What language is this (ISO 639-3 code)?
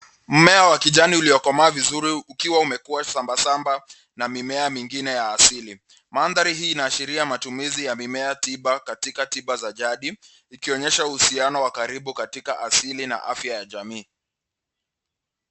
swa